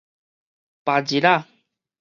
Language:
Min Nan Chinese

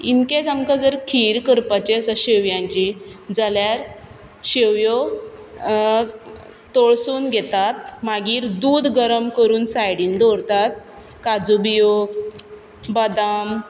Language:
Konkani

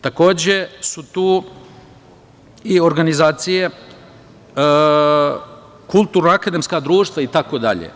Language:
Serbian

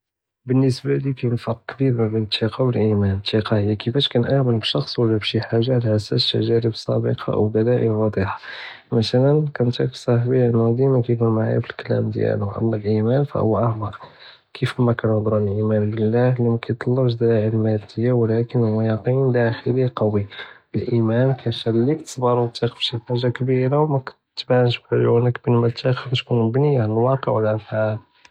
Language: Judeo-Arabic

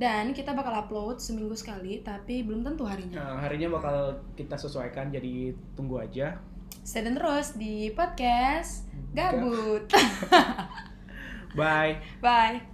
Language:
Indonesian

